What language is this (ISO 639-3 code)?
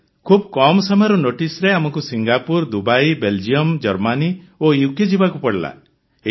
ori